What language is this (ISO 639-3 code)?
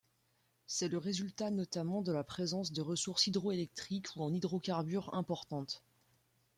fra